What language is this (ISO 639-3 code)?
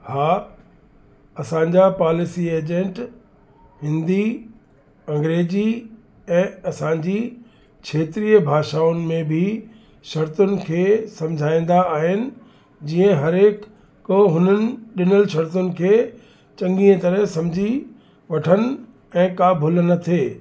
snd